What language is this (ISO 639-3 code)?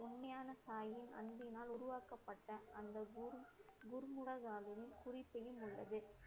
tam